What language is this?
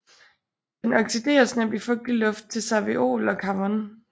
Danish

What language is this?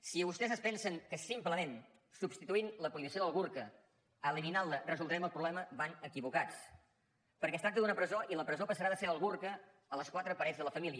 Catalan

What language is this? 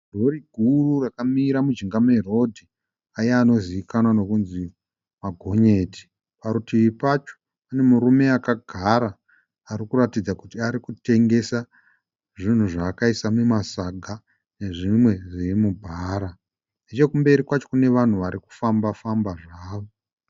Shona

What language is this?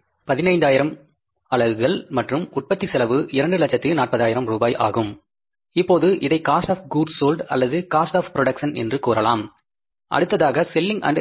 Tamil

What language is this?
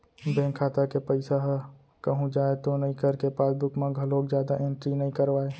Chhattisgarhi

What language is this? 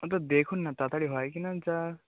Bangla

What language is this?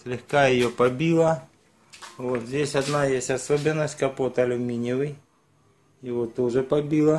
Russian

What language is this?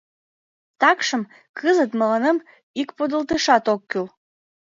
Mari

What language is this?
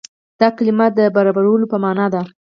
Pashto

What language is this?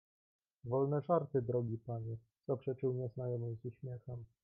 Polish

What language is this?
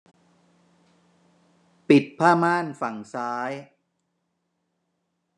Thai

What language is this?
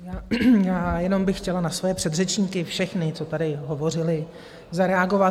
Czech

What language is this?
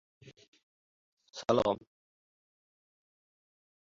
Uzbek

